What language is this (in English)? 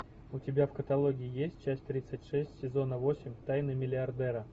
Russian